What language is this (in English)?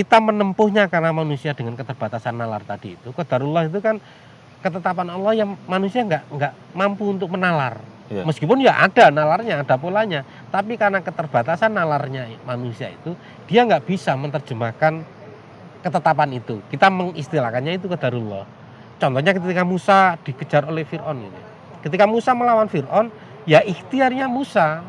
Indonesian